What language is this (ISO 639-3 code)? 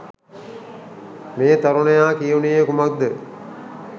sin